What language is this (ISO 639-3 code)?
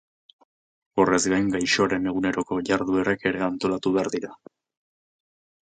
eus